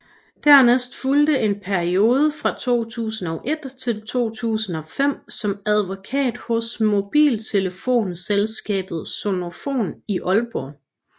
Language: Danish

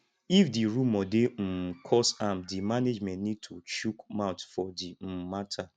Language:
Nigerian Pidgin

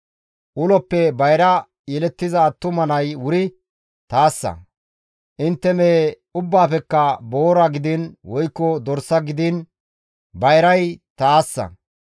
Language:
Gamo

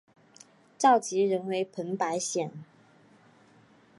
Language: Chinese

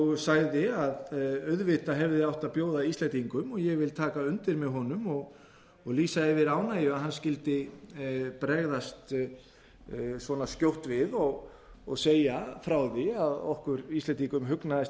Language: Icelandic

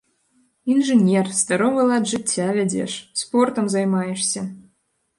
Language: Belarusian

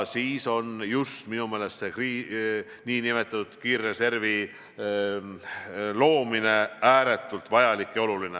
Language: Estonian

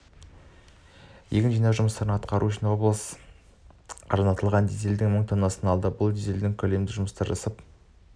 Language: Kazakh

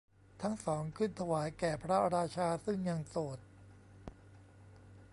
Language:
Thai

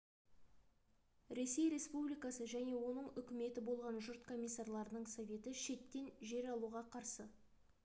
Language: Kazakh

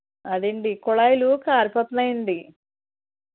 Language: Telugu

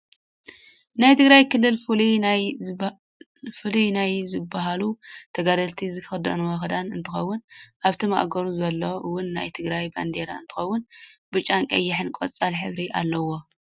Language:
Tigrinya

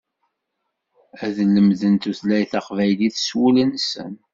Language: Kabyle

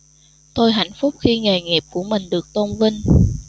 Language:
Vietnamese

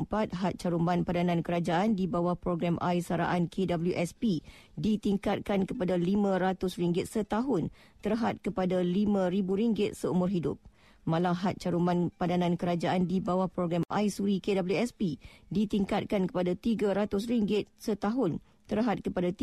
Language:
Malay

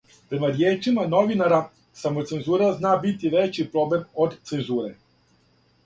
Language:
Serbian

